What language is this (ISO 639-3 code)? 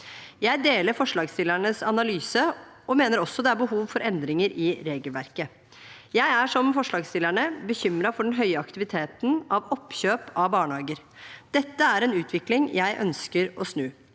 nor